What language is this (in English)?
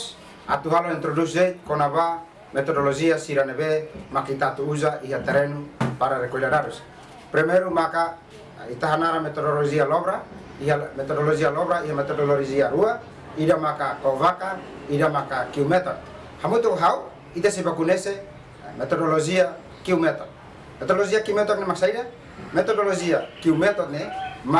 Indonesian